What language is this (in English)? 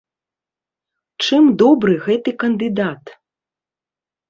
Belarusian